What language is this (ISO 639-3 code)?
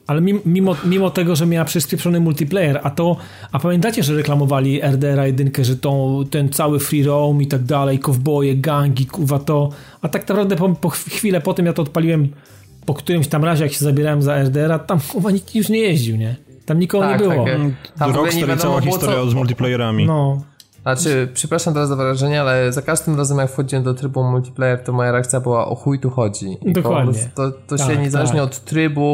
pol